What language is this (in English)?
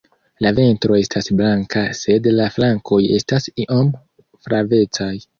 Esperanto